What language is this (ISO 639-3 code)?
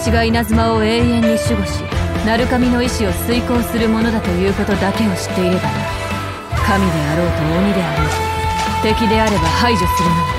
jpn